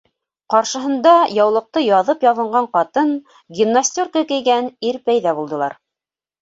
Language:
Bashkir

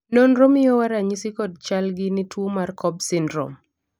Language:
Luo (Kenya and Tanzania)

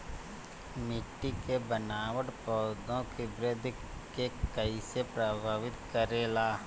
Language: Bhojpuri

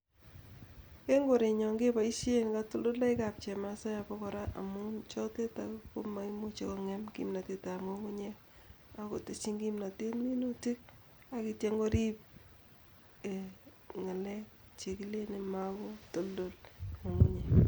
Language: Kalenjin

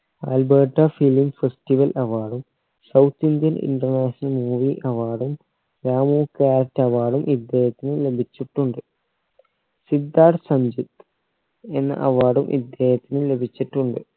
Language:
Malayalam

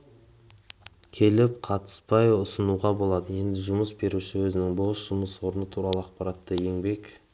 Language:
Kazakh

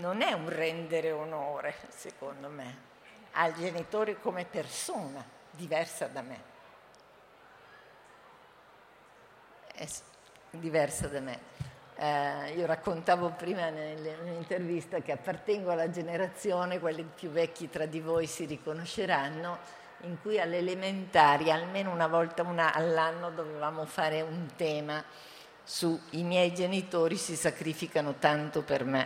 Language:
Italian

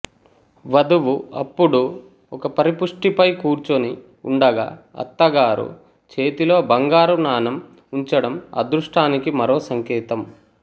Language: Telugu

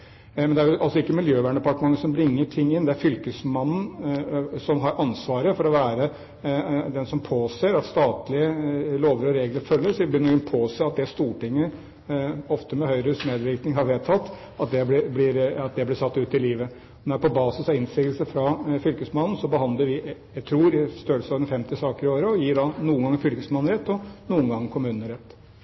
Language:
Norwegian Bokmål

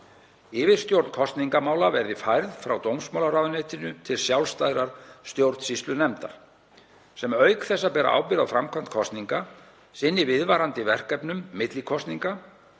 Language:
Icelandic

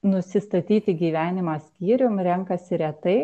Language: Lithuanian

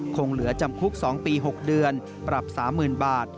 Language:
Thai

